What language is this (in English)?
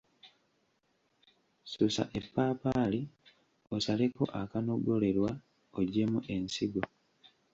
Ganda